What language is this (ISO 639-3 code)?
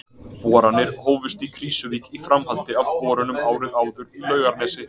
isl